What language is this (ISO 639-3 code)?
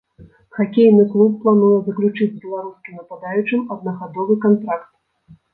bel